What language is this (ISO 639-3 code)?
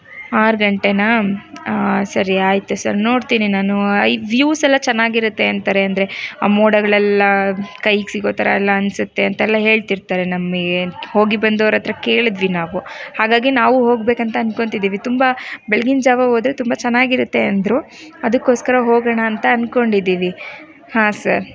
kan